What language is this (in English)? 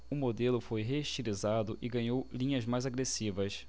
Portuguese